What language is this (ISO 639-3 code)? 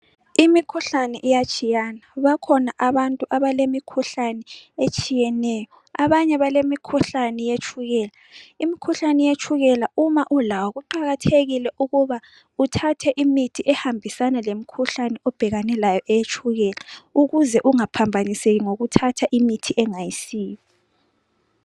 nde